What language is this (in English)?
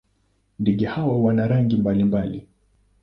Swahili